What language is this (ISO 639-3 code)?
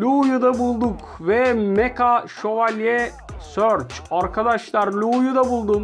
tur